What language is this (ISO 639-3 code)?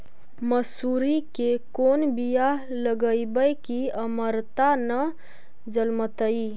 mag